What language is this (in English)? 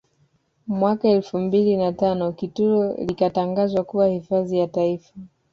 Swahili